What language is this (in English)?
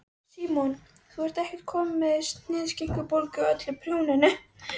Icelandic